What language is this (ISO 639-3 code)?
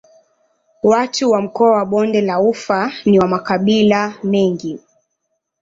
swa